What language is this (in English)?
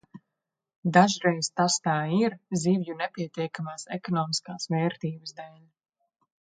Latvian